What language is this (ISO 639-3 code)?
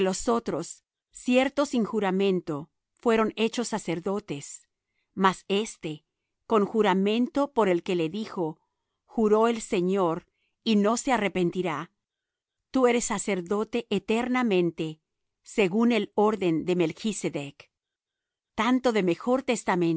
spa